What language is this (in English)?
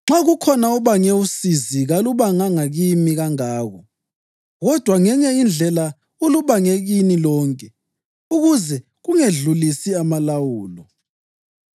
North Ndebele